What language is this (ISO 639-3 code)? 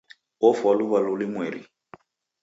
dav